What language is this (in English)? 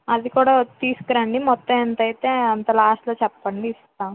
Telugu